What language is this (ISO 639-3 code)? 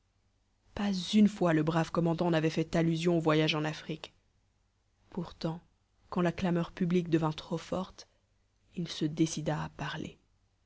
fra